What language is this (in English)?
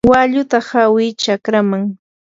Yanahuanca Pasco Quechua